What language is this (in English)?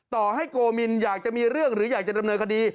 Thai